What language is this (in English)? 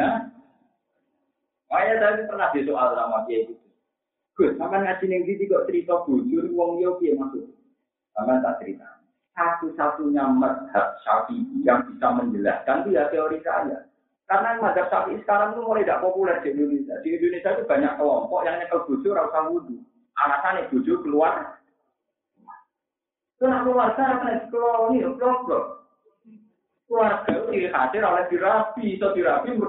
Indonesian